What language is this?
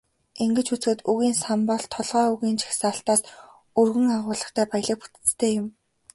Mongolian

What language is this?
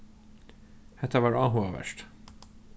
Faroese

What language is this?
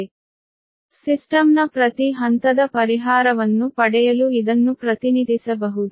Kannada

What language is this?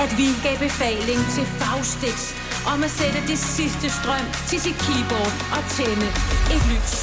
Danish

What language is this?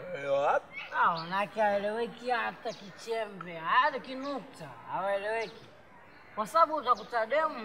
French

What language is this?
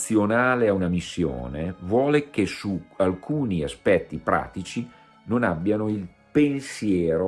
Italian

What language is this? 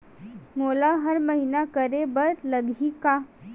Chhattisgarhi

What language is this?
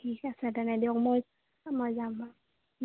Assamese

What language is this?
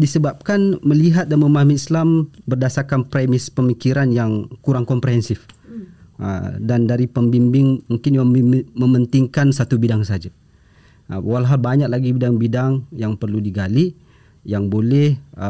Malay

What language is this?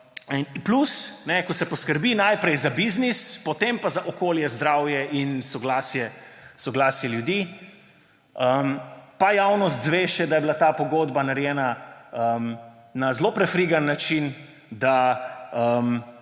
Slovenian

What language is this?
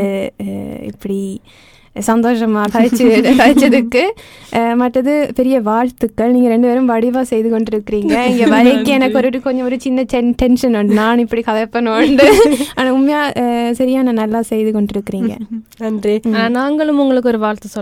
Tamil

